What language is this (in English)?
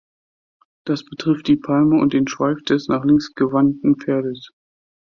German